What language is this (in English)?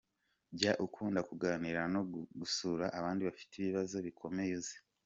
Kinyarwanda